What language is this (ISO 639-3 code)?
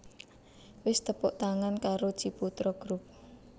jav